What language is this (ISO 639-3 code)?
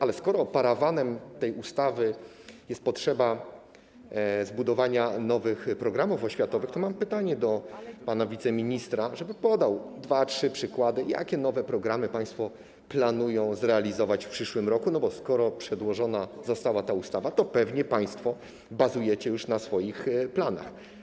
pol